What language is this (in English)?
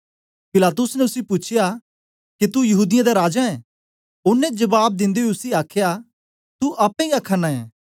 Dogri